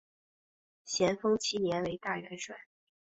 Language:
Chinese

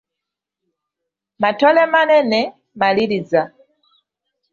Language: Ganda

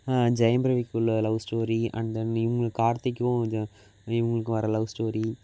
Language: Tamil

